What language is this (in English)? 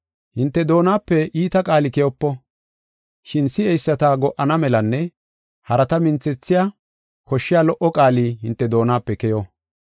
Gofa